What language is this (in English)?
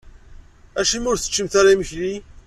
Kabyle